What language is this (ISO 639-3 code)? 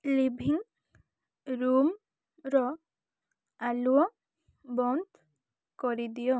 ori